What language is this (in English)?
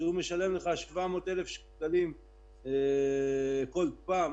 Hebrew